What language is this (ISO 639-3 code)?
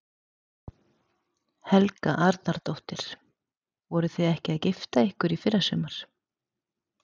isl